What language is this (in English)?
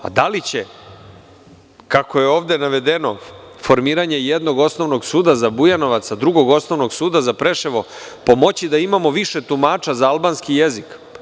Serbian